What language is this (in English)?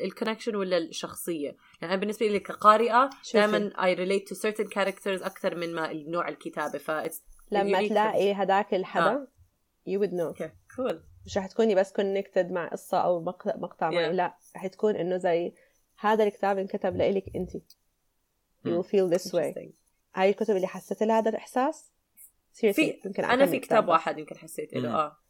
Arabic